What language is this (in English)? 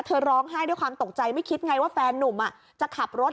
Thai